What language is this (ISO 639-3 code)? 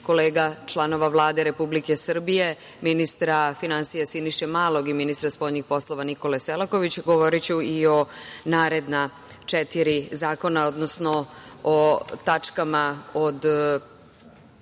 srp